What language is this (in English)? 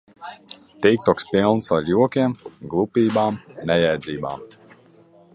Latvian